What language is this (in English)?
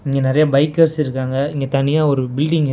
Tamil